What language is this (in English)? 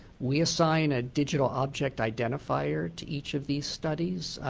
English